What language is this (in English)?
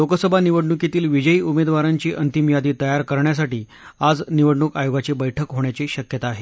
Marathi